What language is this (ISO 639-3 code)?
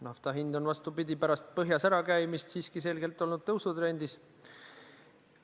est